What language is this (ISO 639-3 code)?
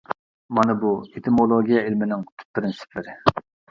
uig